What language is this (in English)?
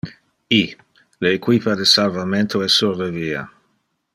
Interlingua